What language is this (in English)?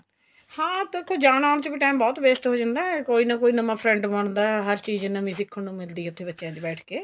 Punjabi